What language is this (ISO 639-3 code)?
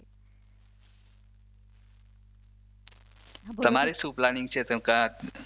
guj